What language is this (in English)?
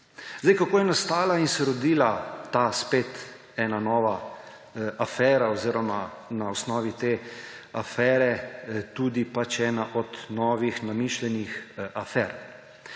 Slovenian